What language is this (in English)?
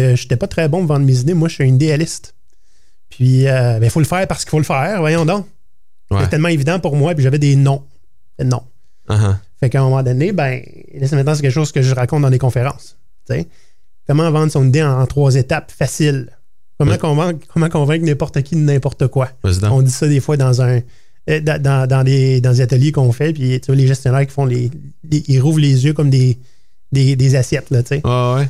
French